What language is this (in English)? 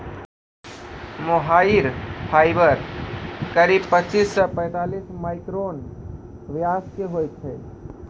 Maithili